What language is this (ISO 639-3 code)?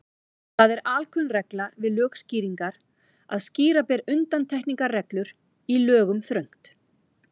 isl